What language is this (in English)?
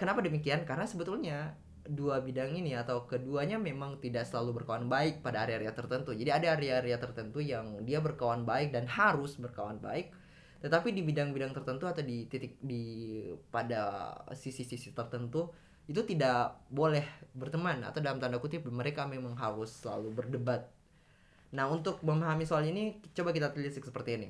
Indonesian